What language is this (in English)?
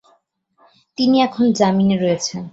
Bangla